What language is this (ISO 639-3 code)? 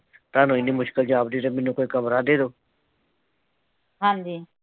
pan